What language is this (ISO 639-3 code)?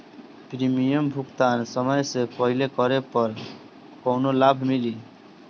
bho